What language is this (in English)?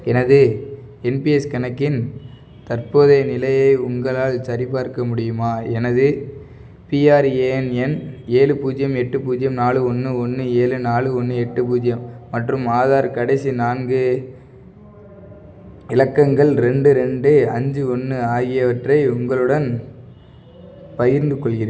Tamil